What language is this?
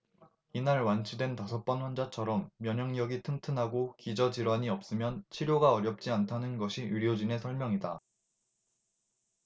Korean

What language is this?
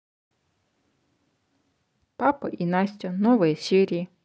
Russian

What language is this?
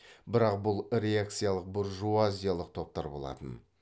Kazakh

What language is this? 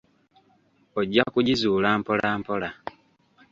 Ganda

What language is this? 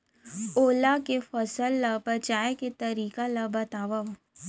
Chhattisgarhi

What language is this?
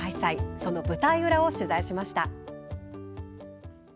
Japanese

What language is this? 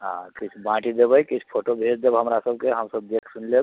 Maithili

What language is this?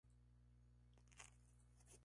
Spanish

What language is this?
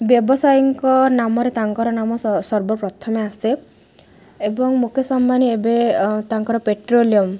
Odia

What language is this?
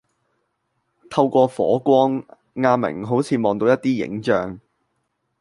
Cantonese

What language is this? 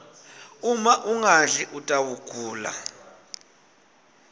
Swati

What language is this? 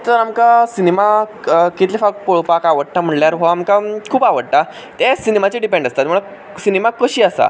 Konkani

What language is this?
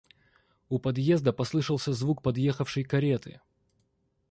Russian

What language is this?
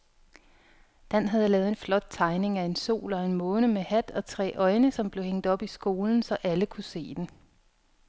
Danish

